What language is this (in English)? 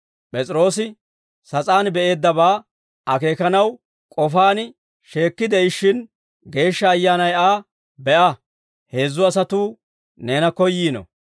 Dawro